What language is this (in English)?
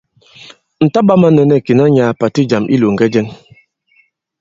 Bankon